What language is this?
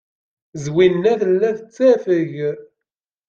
Kabyle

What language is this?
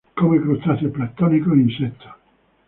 Spanish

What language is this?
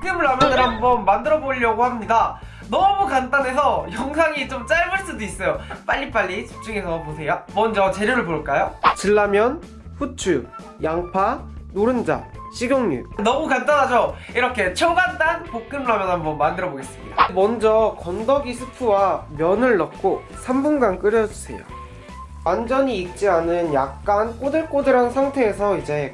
Korean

